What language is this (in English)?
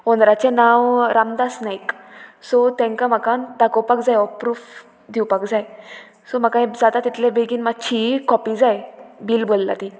Konkani